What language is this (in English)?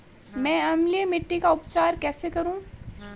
Hindi